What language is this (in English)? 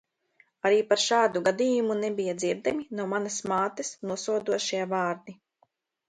Latvian